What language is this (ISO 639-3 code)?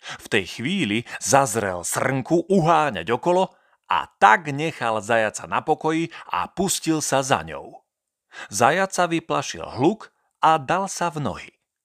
slk